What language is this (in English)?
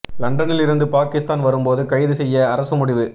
Tamil